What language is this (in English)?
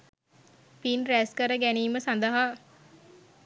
Sinhala